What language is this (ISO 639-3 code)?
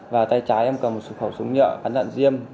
vie